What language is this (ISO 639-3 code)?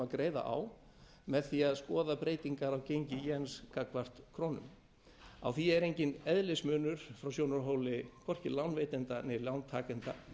isl